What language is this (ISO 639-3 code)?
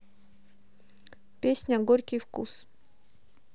rus